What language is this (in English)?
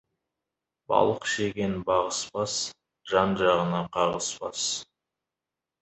Kazakh